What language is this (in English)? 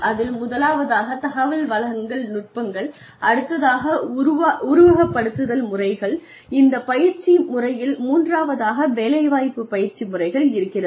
Tamil